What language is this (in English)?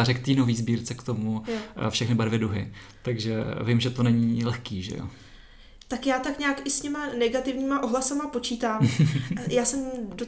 Czech